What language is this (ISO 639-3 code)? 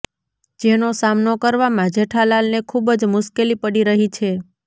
guj